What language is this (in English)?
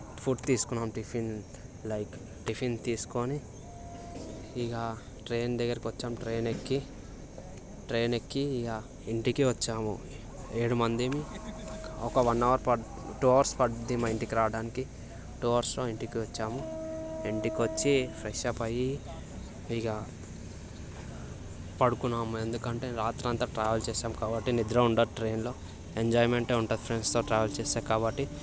Telugu